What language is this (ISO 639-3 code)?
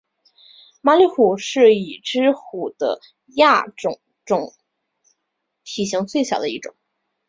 zho